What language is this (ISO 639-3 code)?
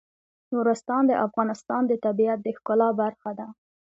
pus